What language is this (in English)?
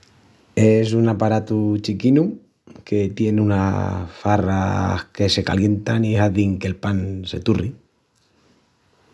Extremaduran